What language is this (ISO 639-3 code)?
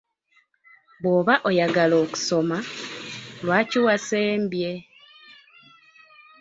lug